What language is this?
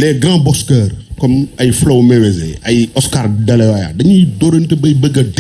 French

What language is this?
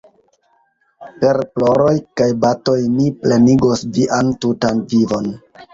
Esperanto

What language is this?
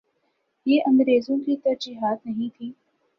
Urdu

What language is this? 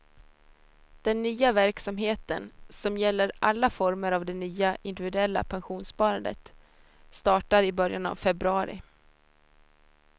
Swedish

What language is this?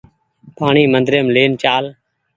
Goaria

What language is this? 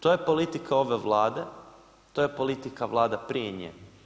Croatian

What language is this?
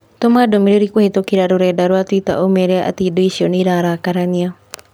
Kikuyu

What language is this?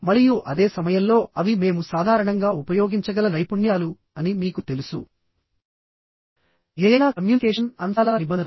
Telugu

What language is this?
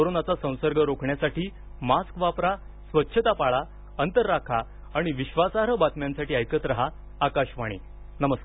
Marathi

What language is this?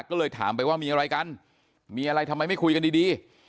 Thai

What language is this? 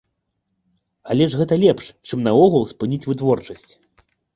Belarusian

